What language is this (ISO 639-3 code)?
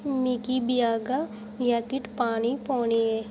doi